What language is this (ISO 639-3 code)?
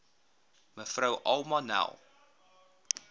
afr